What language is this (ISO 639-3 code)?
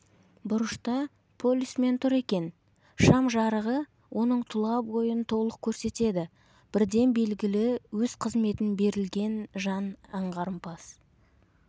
kaz